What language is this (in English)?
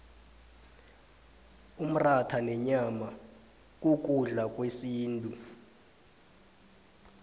South Ndebele